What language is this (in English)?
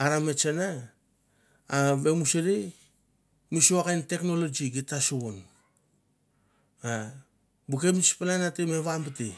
Mandara